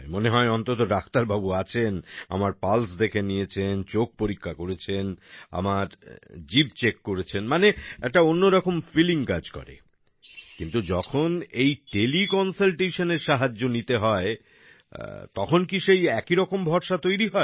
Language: Bangla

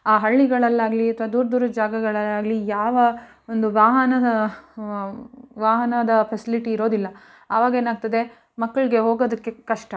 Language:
Kannada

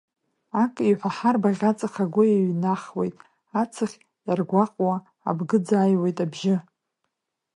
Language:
Abkhazian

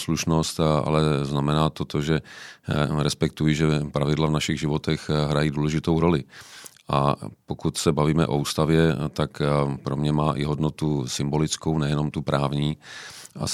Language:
Czech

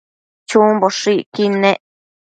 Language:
Matsés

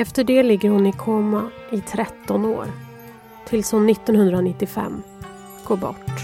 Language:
Swedish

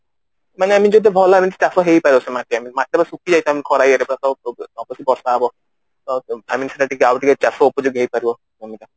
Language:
Odia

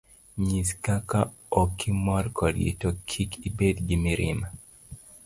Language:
Luo (Kenya and Tanzania)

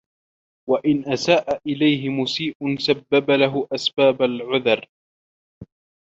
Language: Arabic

